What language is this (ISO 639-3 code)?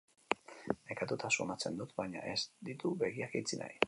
eus